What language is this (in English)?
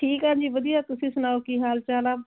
Punjabi